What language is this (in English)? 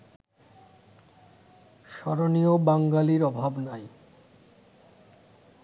Bangla